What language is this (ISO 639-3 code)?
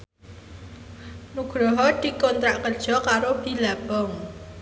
jav